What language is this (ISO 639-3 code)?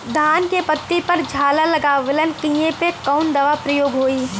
bho